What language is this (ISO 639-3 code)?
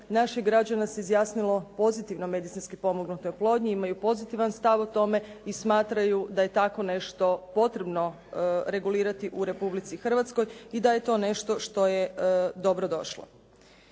hrv